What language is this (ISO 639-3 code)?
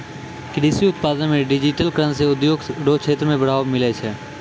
mai